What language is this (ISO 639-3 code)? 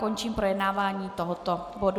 ces